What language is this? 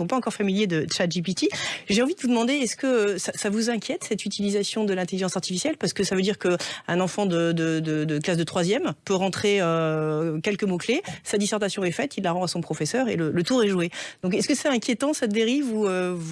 French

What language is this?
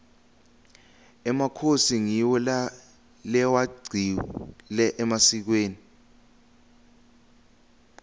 Swati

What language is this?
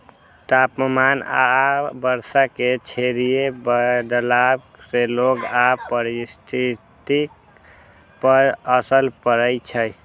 Maithili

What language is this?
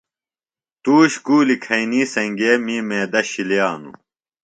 Phalura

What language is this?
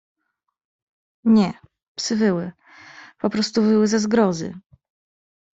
Polish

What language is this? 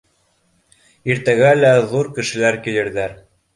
Bashkir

